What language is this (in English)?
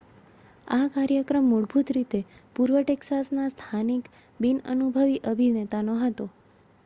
Gujarati